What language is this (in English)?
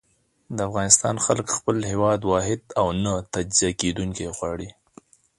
Pashto